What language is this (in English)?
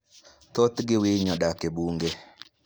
Luo (Kenya and Tanzania)